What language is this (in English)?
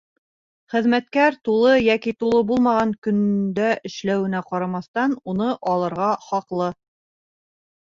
Bashkir